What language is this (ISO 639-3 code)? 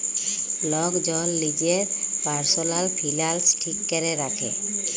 ben